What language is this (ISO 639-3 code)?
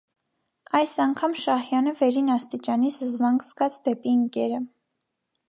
hye